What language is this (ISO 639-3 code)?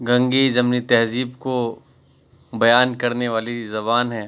urd